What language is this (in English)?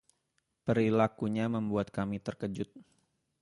Indonesian